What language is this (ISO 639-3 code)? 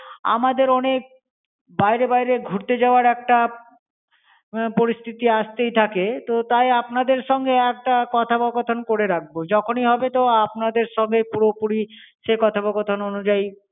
ben